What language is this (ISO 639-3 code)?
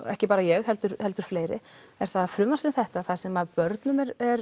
isl